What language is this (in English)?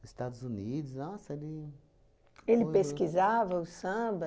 Portuguese